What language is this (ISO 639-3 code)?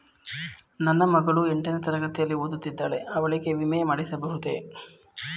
kan